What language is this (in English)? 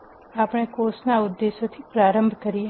Gujarati